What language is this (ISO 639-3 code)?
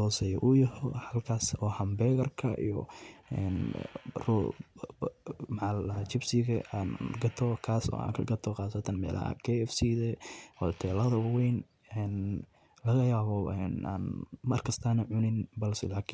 som